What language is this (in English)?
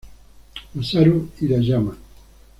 Spanish